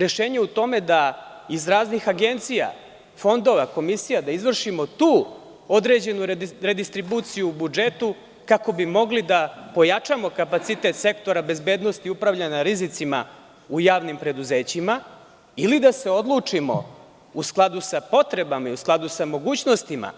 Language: Serbian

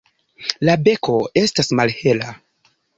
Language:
Esperanto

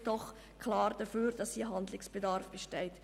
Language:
Swiss German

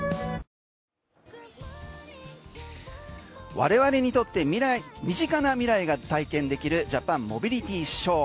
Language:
Japanese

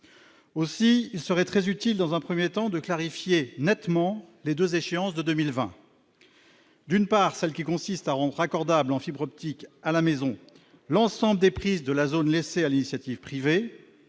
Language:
French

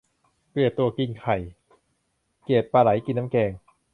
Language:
Thai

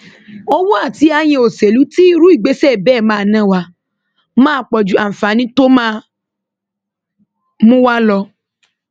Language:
Yoruba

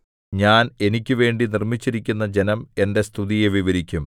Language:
Malayalam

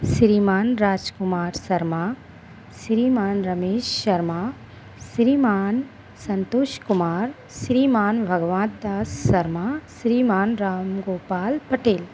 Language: Hindi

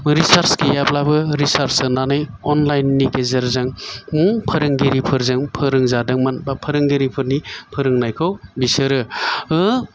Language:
Bodo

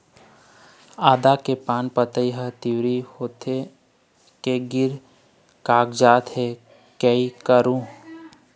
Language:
Chhattisgarhi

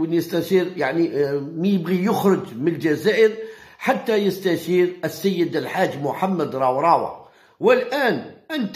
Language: Arabic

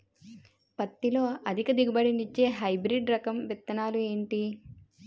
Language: Telugu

